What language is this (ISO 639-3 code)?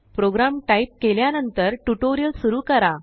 mar